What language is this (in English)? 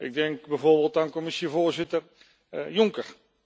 Dutch